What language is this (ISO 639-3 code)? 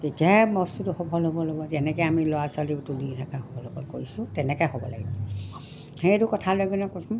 asm